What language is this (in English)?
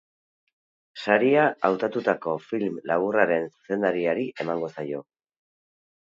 Basque